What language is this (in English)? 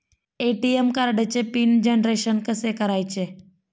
Marathi